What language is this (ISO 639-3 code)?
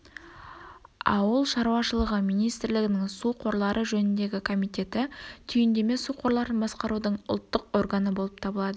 kaz